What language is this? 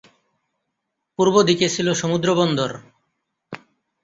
Bangla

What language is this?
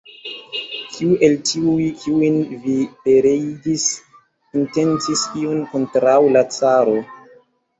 Esperanto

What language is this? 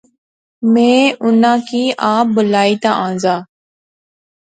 Pahari-Potwari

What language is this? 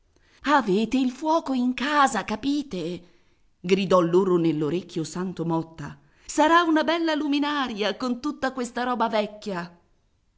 Italian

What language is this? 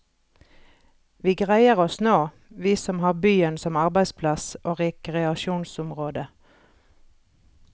Norwegian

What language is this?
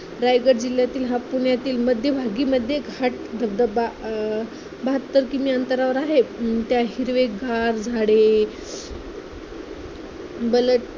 Marathi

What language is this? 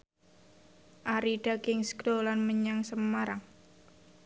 Javanese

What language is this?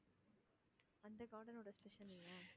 Tamil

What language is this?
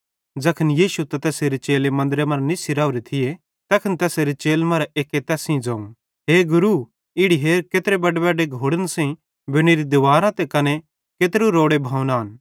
Bhadrawahi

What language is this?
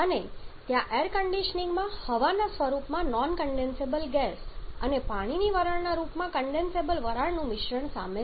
Gujarati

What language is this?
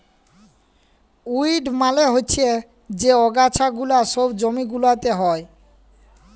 Bangla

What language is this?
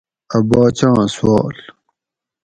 Gawri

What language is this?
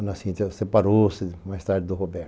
Portuguese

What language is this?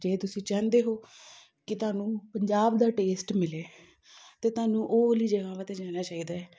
Punjabi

